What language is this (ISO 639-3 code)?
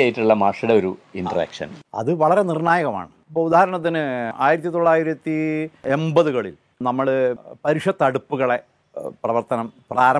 mal